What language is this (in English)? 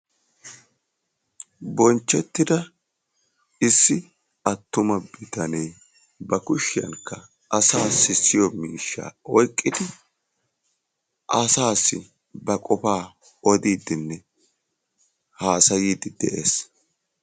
Wolaytta